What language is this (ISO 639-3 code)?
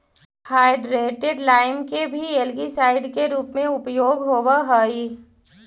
mag